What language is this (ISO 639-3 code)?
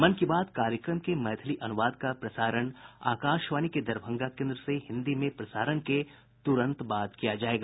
hin